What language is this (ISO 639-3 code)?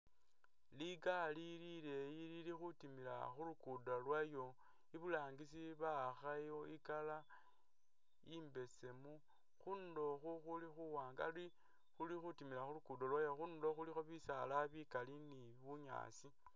myx